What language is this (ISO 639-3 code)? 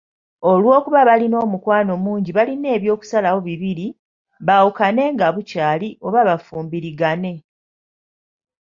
lug